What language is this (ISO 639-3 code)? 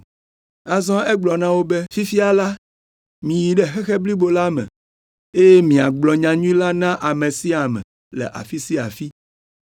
ewe